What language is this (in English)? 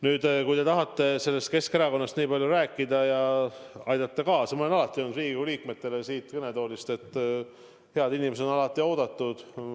Estonian